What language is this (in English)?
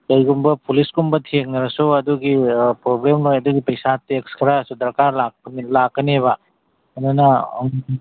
Manipuri